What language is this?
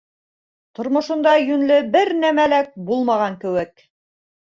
Bashkir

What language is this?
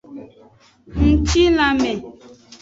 Aja (Benin)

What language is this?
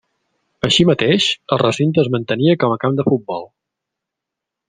Catalan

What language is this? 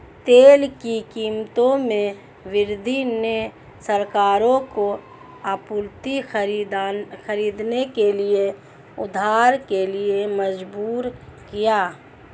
Hindi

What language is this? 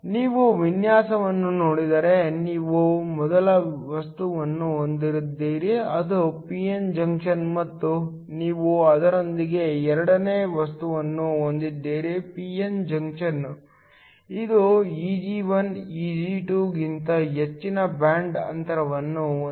Kannada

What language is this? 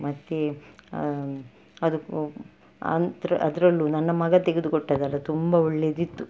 Kannada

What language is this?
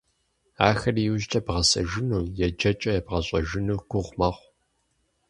Kabardian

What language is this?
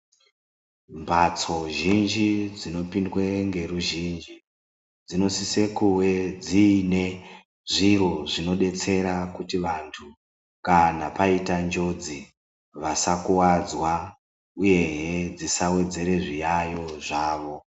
Ndau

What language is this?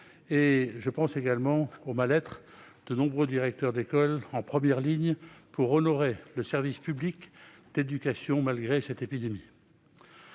French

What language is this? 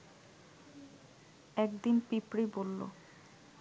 Bangla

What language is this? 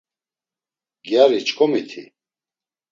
Laz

